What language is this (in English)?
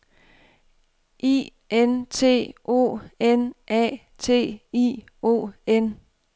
Danish